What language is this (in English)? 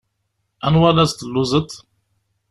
Kabyle